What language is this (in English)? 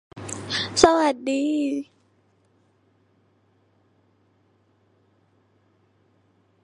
Thai